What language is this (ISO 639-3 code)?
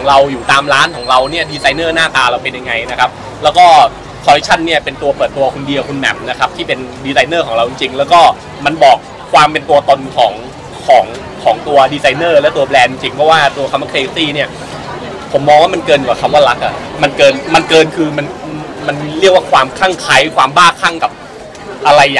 tha